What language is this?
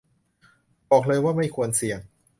Thai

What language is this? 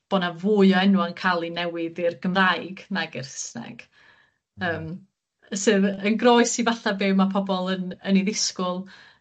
Welsh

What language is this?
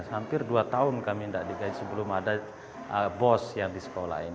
Indonesian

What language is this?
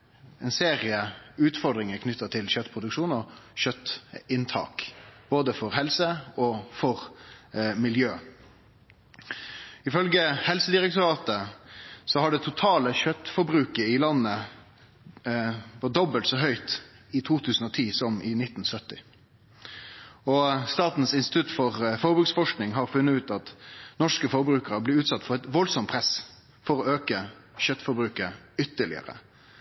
Norwegian Nynorsk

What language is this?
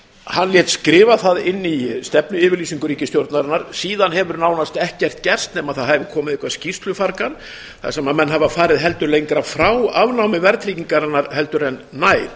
Icelandic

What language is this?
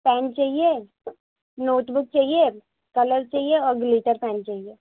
Urdu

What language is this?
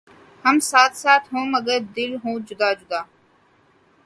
Urdu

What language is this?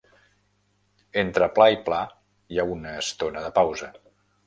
Catalan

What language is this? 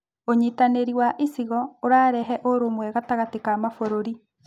Kikuyu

